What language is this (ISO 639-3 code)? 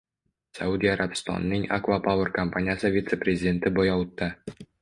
uzb